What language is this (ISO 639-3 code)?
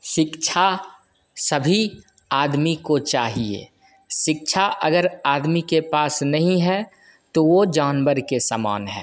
hin